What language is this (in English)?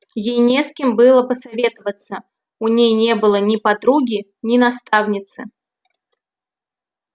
Russian